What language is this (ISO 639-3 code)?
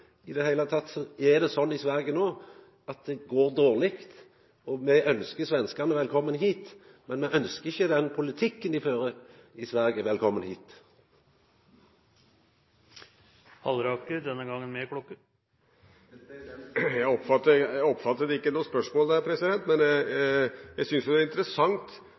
nor